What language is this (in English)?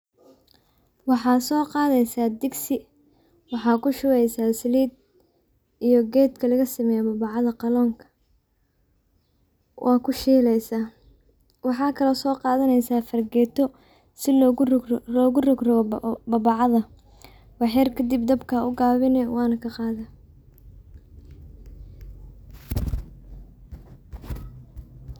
Somali